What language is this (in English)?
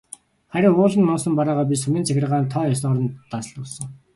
Mongolian